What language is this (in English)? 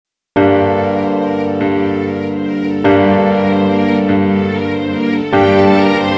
Korean